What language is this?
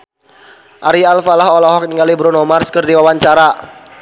Sundanese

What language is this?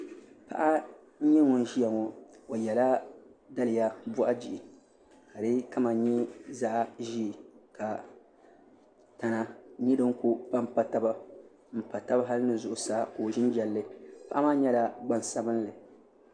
Dagbani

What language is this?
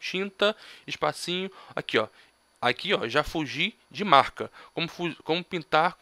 Portuguese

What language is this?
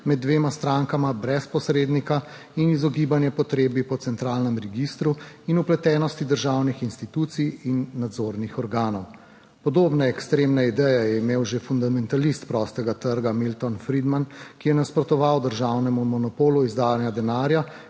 Slovenian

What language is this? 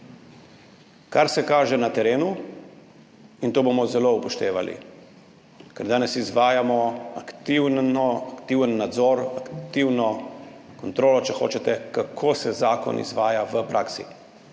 Slovenian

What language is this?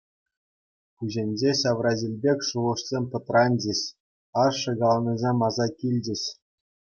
Chuvash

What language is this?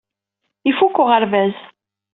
Kabyle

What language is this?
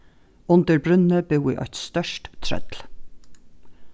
Faroese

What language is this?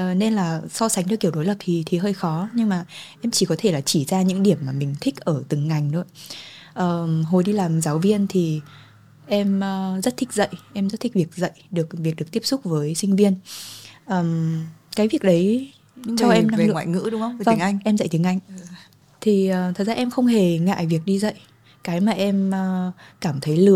Vietnamese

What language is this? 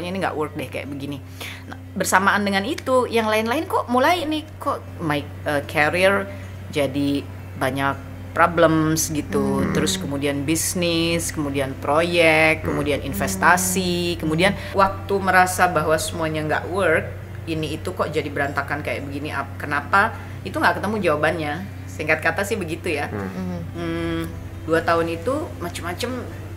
Indonesian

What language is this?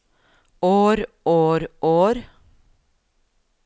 Norwegian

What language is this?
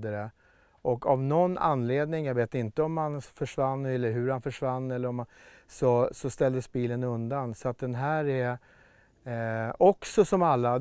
Swedish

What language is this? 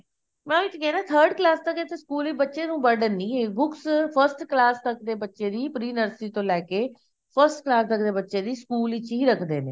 Punjabi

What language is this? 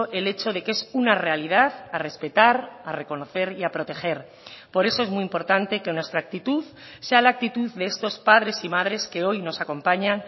Spanish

